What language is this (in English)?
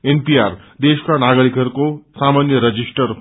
Nepali